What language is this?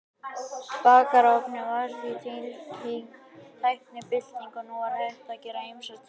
Icelandic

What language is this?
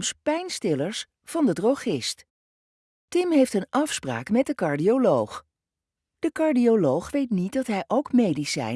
Dutch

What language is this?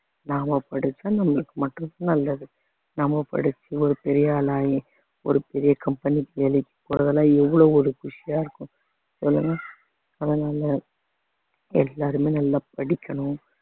Tamil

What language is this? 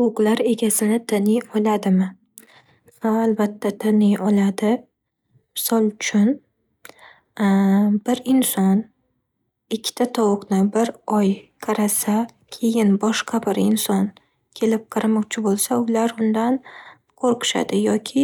Uzbek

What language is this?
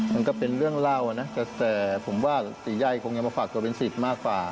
Thai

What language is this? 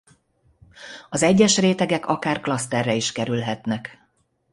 Hungarian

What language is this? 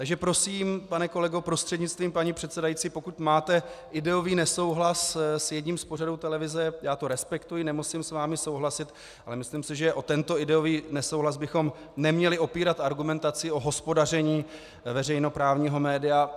Czech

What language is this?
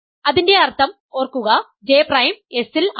Malayalam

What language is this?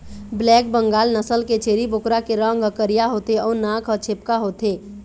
Chhattisgarhi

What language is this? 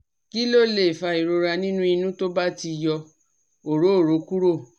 Yoruba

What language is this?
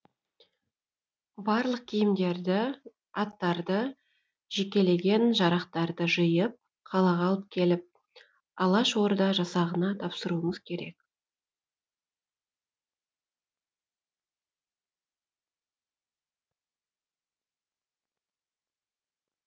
Kazakh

